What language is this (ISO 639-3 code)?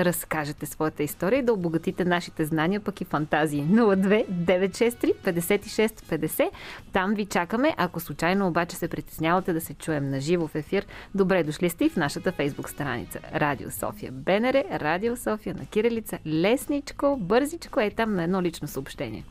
bul